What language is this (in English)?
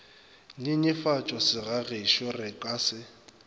Northern Sotho